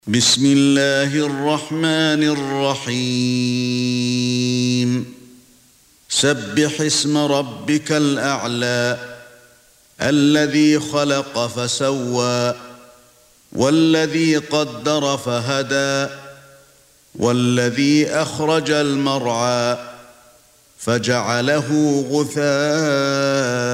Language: Arabic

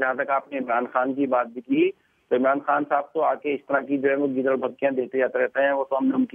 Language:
Thai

